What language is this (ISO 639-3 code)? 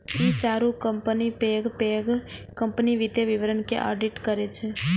mai